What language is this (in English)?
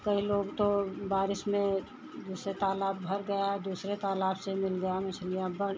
Hindi